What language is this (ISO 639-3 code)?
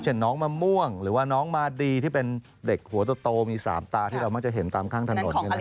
tha